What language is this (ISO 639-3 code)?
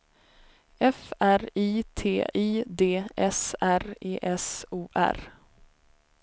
swe